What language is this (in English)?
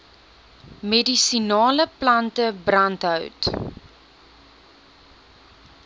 Afrikaans